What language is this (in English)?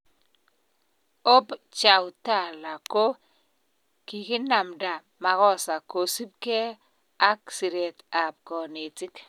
Kalenjin